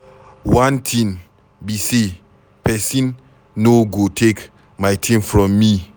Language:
Nigerian Pidgin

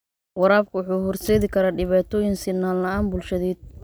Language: Somali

